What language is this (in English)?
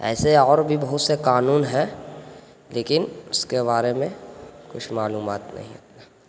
Urdu